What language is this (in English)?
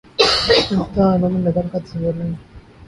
Urdu